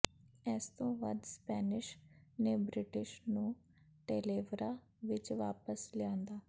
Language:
Punjabi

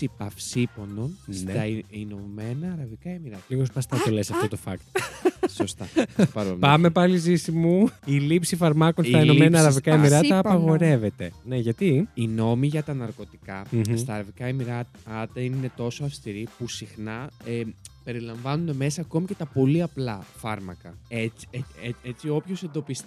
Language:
Greek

